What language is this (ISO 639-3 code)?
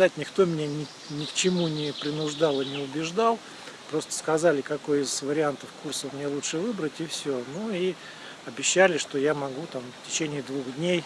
rus